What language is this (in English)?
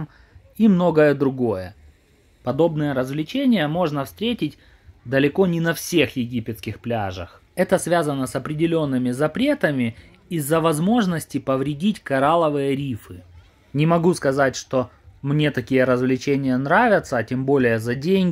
Russian